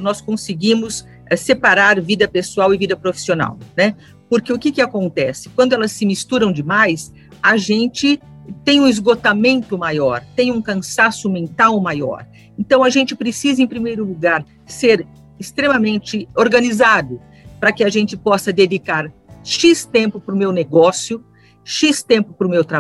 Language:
Portuguese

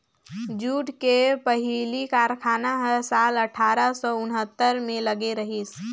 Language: Chhattisgarhi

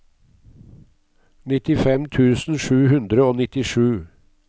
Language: Norwegian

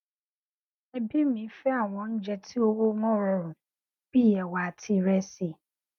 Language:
Yoruba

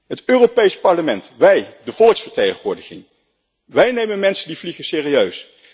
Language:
Dutch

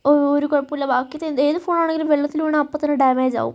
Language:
Malayalam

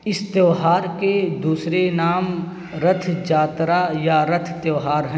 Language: Urdu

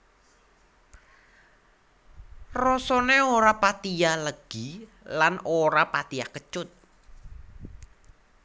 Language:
Javanese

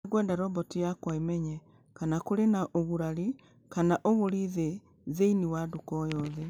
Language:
Kikuyu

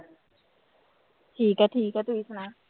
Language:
Punjabi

